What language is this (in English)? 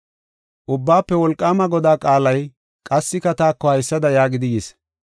Gofa